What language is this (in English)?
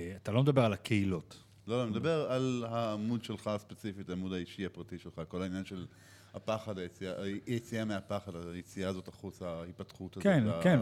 Hebrew